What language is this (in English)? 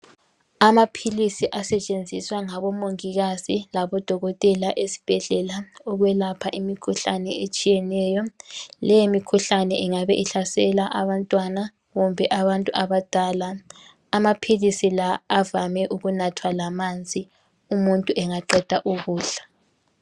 North Ndebele